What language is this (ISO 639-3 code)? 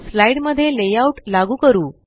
mar